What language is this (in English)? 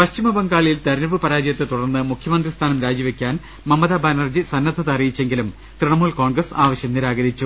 Malayalam